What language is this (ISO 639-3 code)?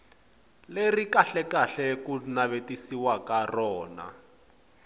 tso